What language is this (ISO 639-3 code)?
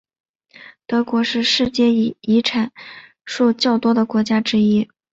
zho